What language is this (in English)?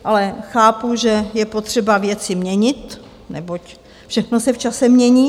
Czech